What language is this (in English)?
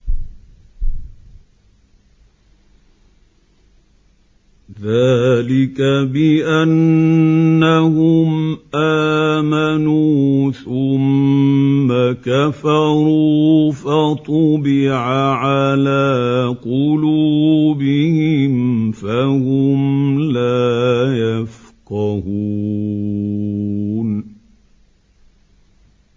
Arabic